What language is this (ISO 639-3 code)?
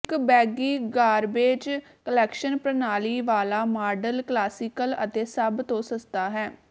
pan